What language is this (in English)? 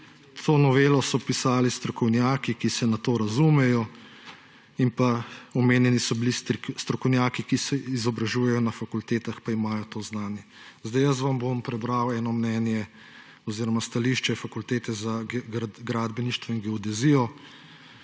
Slovenian